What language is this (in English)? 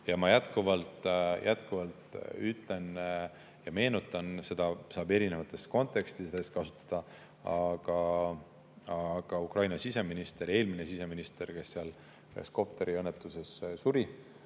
Estonian